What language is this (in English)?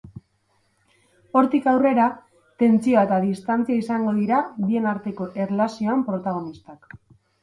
Basque